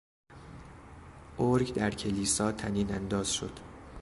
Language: Persian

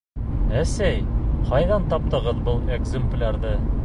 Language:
Bashkir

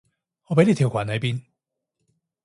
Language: Cantonese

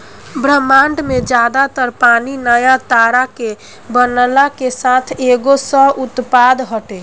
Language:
Bhojpuri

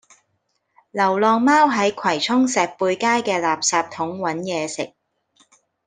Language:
Cantonese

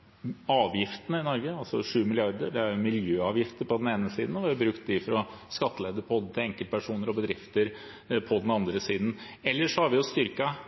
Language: Norwegian Bokmål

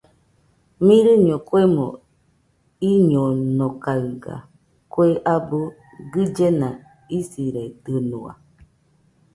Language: Nüpode Huitoto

